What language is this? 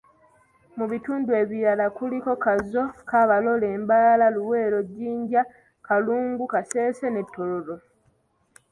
Ganda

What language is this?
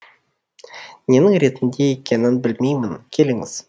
Kazakh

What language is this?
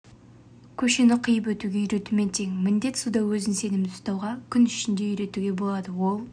Kazakh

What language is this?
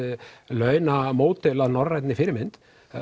Icelandic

